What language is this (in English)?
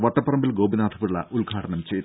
Malayalam